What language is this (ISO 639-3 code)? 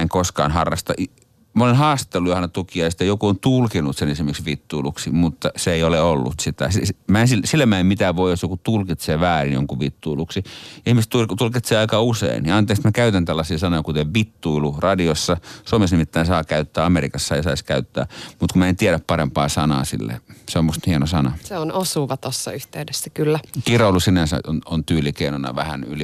fin